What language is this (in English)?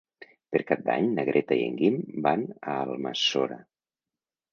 Catalan